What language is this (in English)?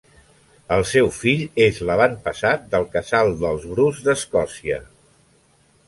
Catalan